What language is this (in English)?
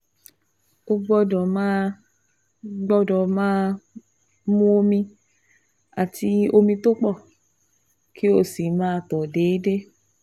Yoruba